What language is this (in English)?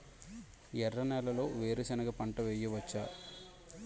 Telugu